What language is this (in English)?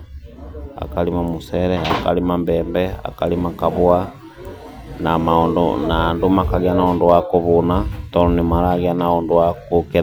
Kikuyu